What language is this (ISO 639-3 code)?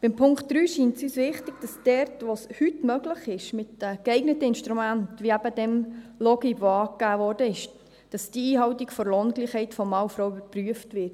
gsw